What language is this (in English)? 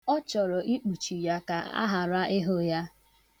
Igbo